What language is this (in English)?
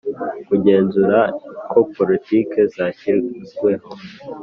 Kinyarwanda